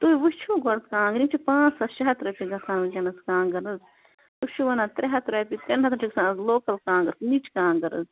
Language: Kashmiri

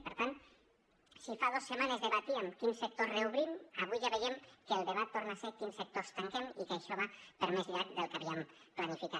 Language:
Catalan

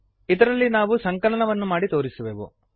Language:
Kannada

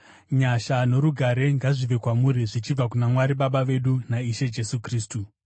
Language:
Shona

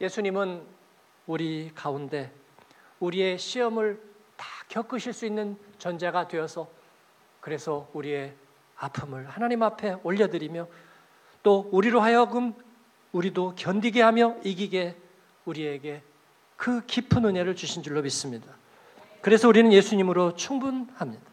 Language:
Korean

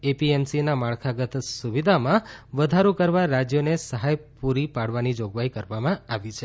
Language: Gujarati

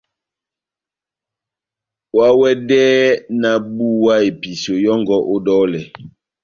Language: Batanga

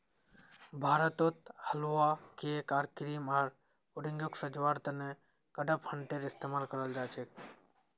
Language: Magahi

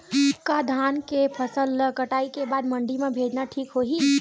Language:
Chhattisgarhi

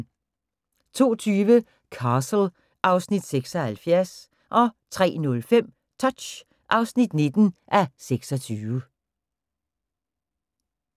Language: Danish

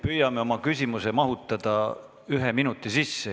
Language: Estonian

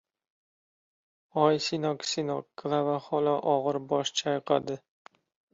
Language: Uzbek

